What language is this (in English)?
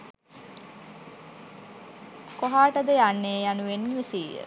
Sinhala